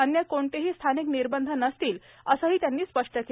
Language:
Marathi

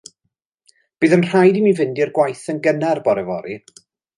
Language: Welsh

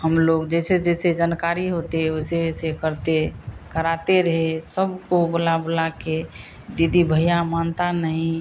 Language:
Hindi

